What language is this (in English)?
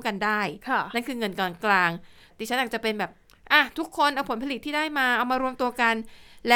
Thai